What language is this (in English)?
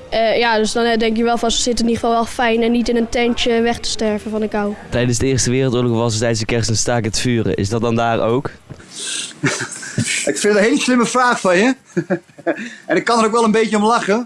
Dutch